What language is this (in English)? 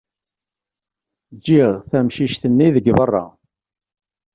Kabyle